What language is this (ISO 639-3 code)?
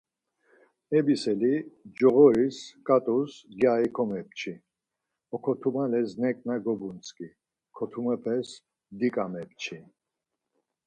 lzz